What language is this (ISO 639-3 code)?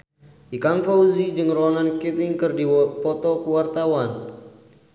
sun